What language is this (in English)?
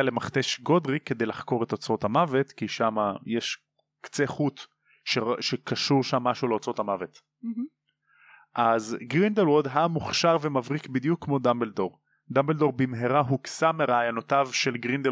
Hebrew